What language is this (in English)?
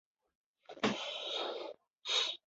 Chinese